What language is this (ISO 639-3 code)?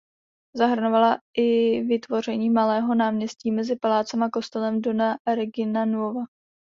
ces